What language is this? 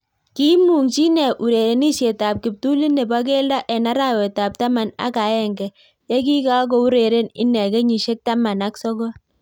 Kalenjin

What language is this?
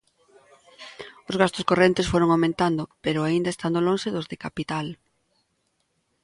Galician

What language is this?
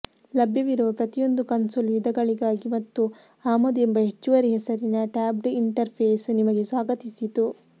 Kannada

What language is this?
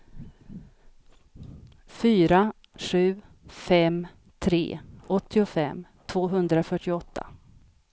Swedish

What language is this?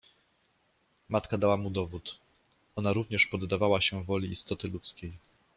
Polish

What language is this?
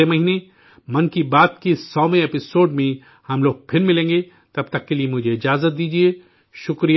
Urdu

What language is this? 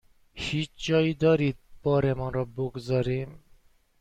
Persian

